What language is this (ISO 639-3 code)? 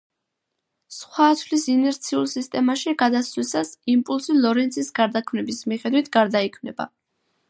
kat